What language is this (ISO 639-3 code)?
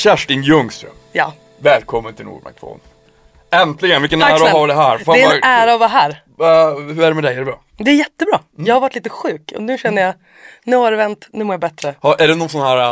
swe